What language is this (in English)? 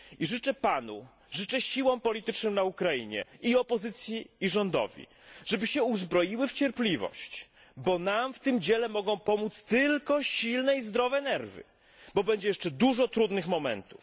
Polish